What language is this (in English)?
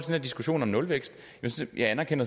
Danish